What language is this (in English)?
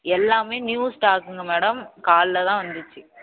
Tamil